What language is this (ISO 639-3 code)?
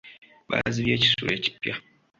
lug